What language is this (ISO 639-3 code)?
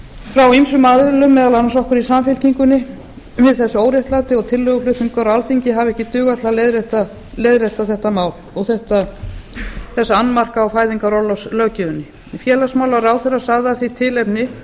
isl